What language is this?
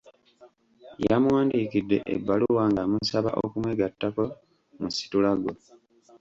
Ganda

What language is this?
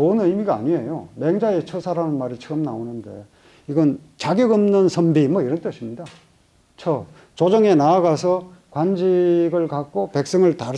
Korean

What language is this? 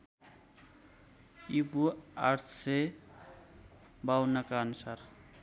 Nepali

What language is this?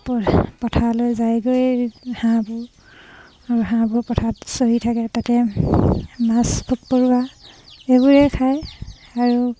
Assamese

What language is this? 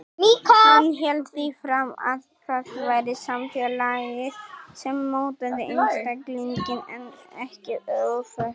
Icelandic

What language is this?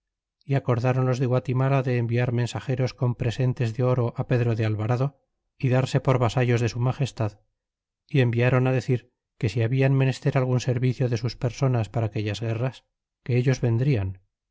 Spanish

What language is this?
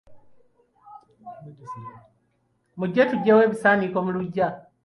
Ganda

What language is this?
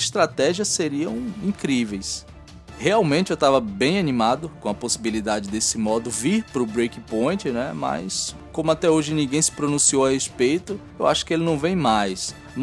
Portuguese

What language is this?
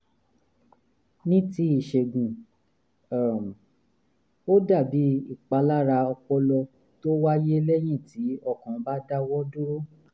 Yoruba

